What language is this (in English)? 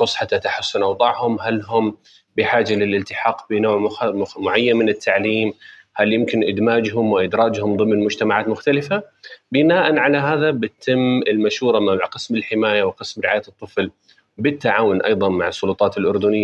Arabic